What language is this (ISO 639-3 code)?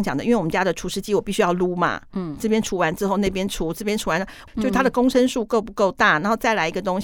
zho